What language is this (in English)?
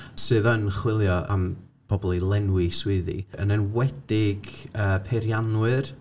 Welsh